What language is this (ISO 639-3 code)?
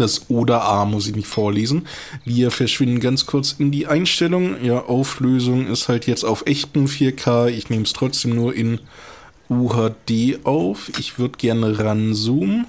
deu